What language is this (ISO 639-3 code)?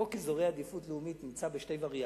heb